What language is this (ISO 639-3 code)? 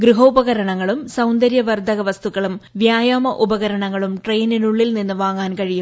mal